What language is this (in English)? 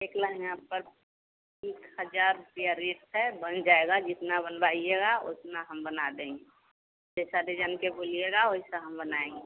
Hindi